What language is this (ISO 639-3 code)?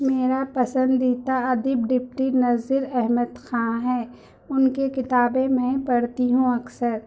urd